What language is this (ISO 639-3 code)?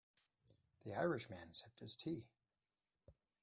eng